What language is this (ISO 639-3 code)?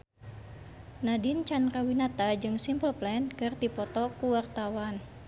sun